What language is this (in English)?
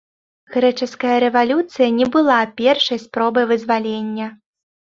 Belarusian